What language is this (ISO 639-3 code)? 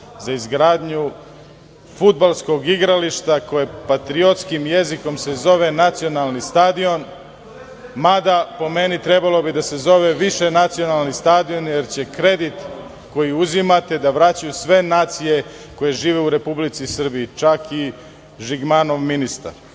srp